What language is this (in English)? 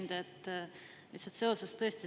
Estonian